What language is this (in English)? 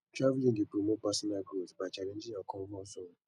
Nigerian Pidgin